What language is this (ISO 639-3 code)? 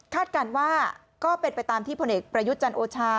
tha